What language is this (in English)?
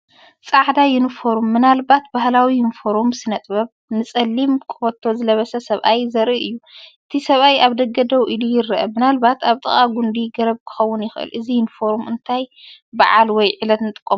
Tigrinya